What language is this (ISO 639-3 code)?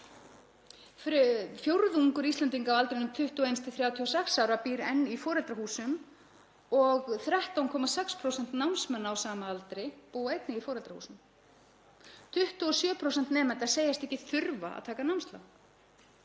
isl